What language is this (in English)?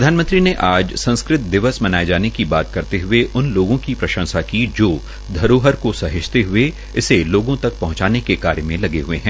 Hindi